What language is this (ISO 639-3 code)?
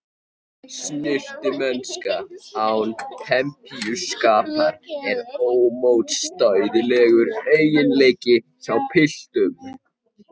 isl